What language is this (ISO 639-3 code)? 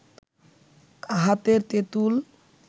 ben